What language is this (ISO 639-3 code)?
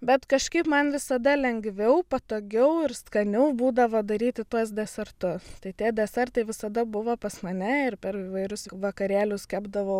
lit